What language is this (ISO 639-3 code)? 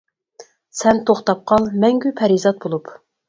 uig